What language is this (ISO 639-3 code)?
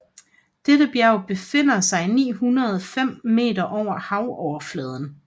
dan